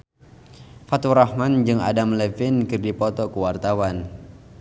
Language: Sundanese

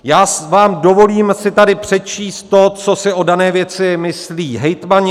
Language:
Czech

